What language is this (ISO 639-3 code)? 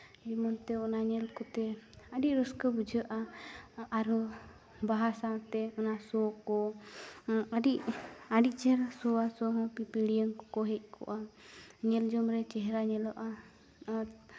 sat